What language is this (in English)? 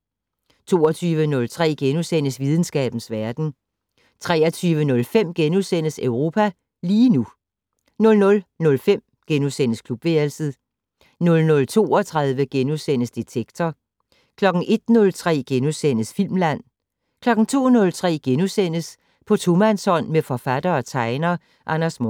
Danish